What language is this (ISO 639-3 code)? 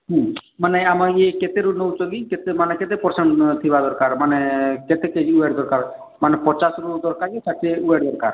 ori